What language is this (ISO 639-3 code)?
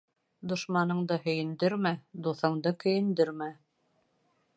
bak